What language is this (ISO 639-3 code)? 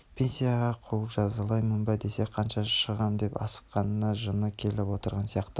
kaz